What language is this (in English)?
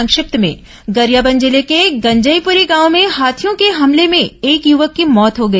Hindi